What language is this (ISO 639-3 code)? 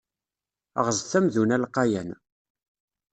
kab